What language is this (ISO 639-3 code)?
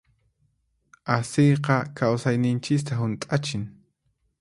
qxp